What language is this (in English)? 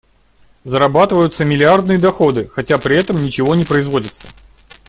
Russian